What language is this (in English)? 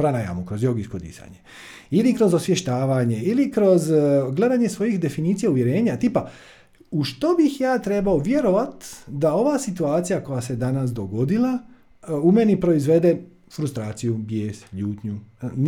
Croatian